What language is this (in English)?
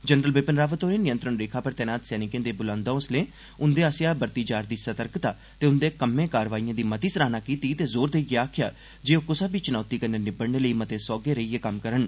Dogri